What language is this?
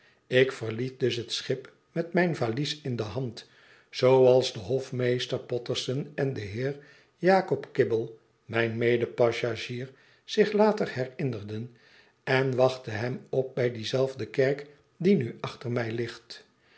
Dutch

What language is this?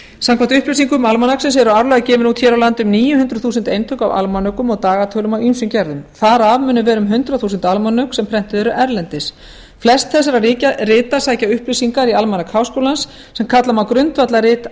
Icelandic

